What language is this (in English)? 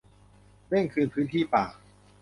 Thai